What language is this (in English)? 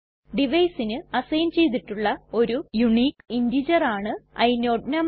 Malayalam